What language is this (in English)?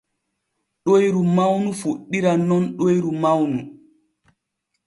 Borgu Fulfulde